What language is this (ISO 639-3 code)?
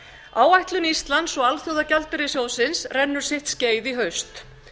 isl